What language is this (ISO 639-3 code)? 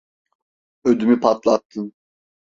tur